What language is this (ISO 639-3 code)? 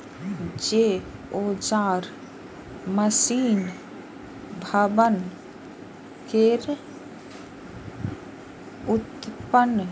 mai